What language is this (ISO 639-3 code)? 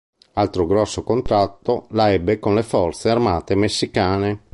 ita